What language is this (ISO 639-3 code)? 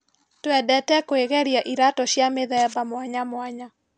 kik